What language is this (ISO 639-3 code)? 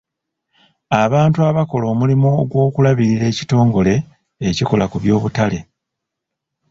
lug